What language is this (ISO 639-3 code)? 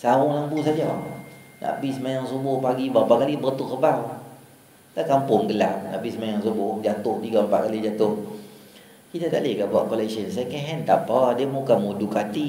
msa